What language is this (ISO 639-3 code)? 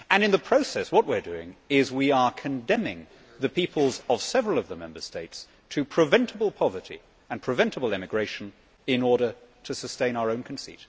eng